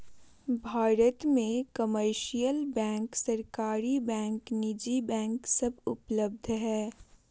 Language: Magahi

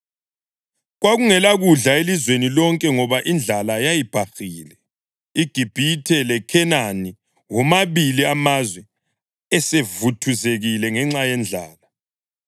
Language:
North Ndebele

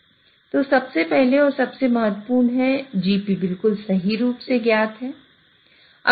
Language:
Hindi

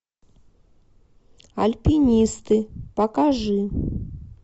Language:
Russian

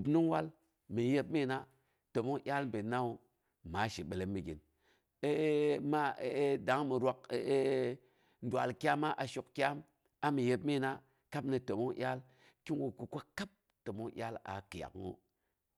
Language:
Boghom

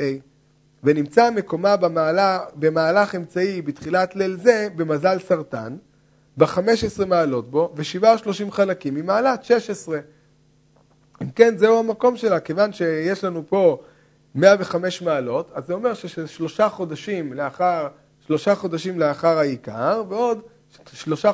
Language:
Hebrew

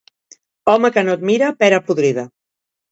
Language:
Catalan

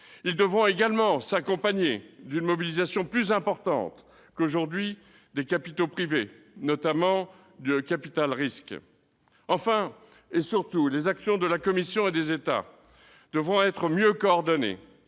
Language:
French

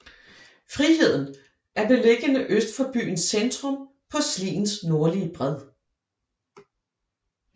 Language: Danish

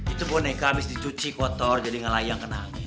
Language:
Indonesian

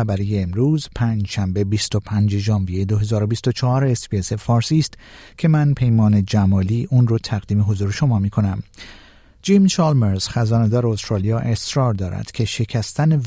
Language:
Persian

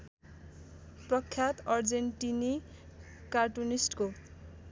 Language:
Nepali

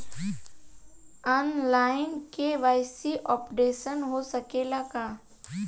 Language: Bhojpuri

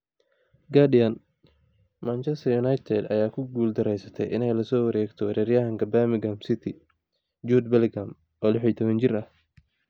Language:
Somali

